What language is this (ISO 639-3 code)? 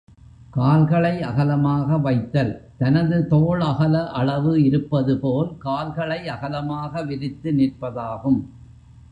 tam